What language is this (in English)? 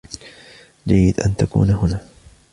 Arabic